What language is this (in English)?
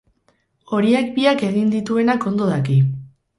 Basque